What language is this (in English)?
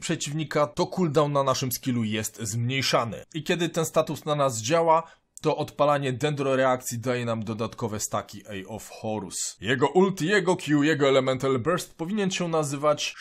Polish